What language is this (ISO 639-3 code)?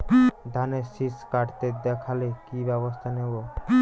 ben